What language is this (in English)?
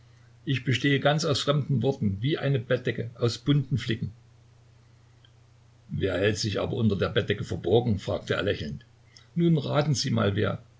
German